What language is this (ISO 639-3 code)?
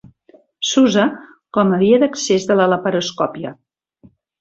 cat